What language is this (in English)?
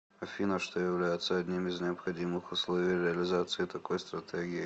Russian